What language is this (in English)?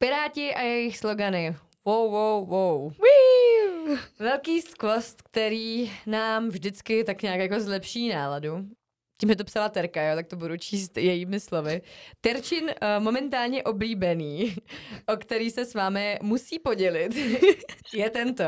Czech